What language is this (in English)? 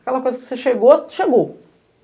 Portuguese